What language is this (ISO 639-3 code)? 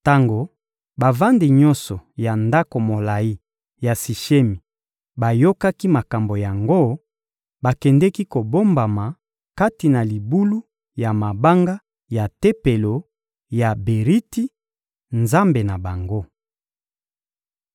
lin